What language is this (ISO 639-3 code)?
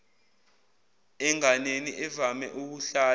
zul